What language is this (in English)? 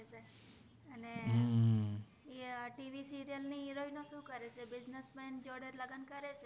Gujarati